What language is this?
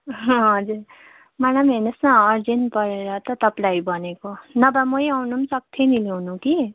Nepali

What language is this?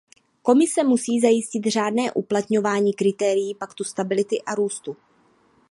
Czech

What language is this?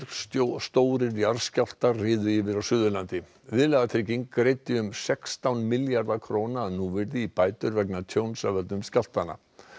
Icelandic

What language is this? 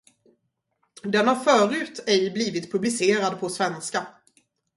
Swedish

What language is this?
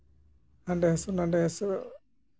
Santali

